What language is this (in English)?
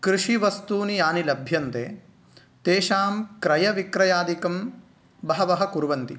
Sanskrit